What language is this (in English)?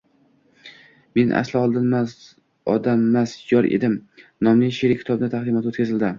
Uzbek